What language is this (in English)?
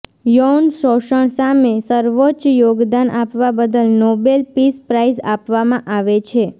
Gujarati